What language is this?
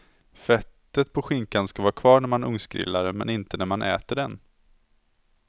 Swedish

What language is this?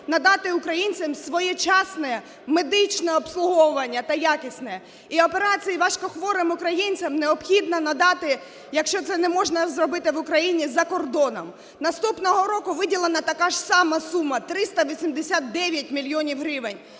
Ukrainian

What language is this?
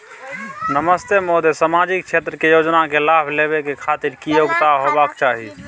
Maithili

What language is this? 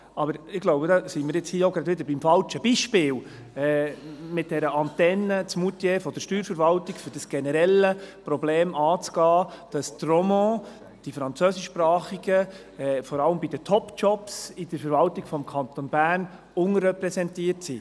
Swiss German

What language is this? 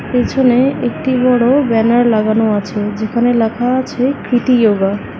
Bangla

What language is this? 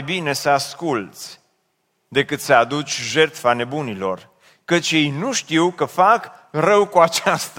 Romanian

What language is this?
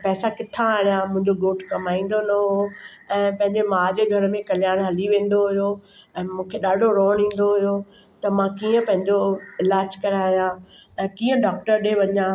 Sindhi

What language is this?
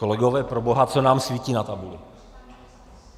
Czech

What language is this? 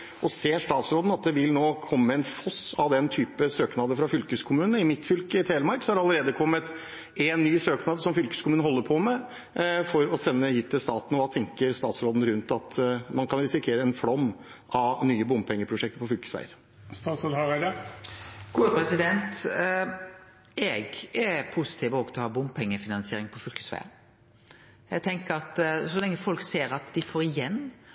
Norwegian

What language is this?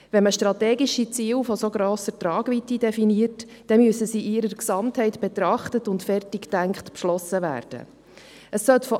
Swiss German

